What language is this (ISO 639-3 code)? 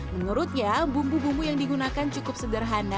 ind